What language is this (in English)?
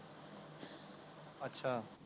Punjabi